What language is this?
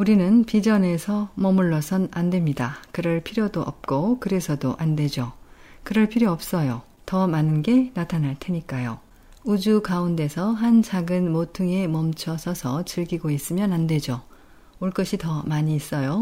Korean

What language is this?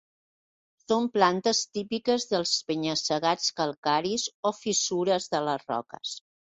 Catalan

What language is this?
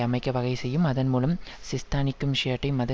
Tamil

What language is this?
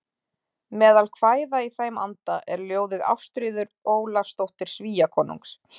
Icelandic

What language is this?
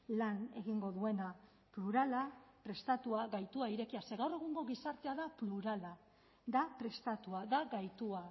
Basque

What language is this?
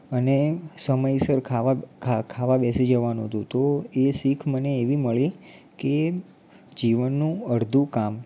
Gujarati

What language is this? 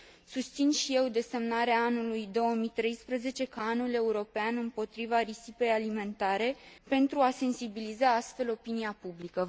Romanian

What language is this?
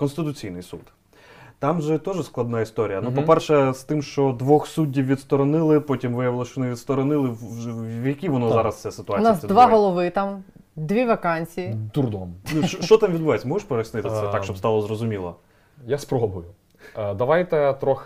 Ukrainian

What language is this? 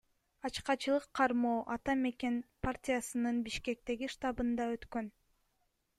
Kyrgyz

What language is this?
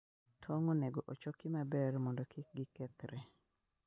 Luo (Kenya and Tanzania)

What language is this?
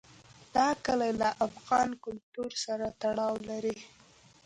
Pashto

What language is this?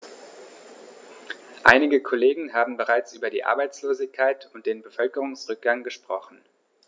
German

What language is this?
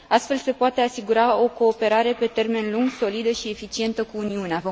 Romanian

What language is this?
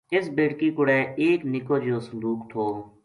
Gujari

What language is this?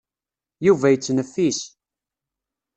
Kabyle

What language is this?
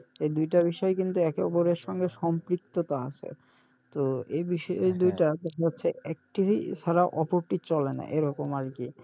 Bangla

